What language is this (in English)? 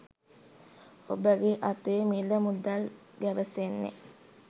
Sinhala